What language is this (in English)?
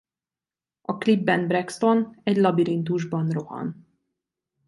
Hungarian